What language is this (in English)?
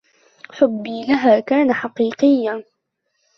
Arabic